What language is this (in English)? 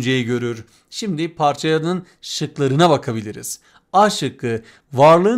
Turkish